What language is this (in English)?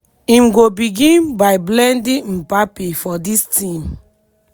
Nigerian Pidgin